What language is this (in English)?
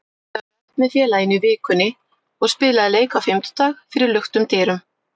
Icelandic